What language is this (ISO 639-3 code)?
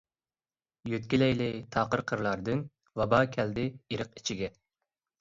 uig